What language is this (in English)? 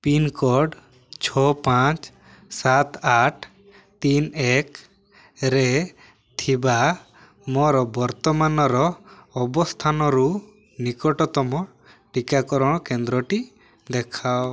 Odia